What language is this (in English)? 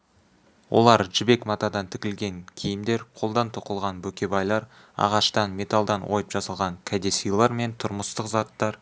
Kazakh